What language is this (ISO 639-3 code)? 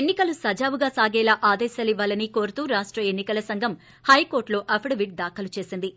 tel